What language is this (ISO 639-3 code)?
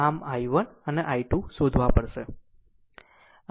guj